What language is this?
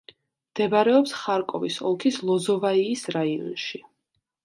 Georgian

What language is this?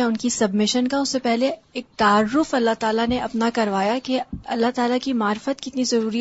Urdu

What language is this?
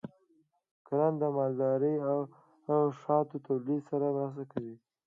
Pashto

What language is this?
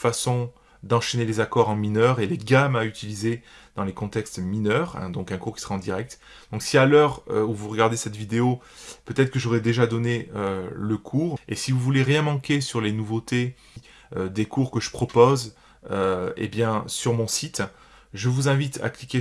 French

